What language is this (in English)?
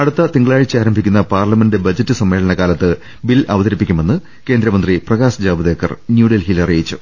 Malayalam